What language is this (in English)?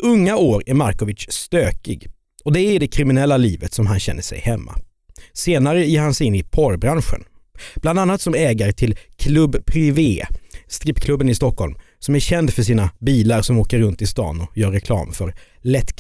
Swedish